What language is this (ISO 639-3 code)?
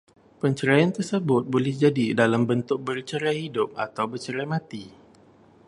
msa